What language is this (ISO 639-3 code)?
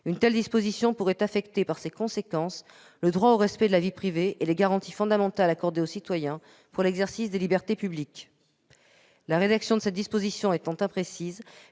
fra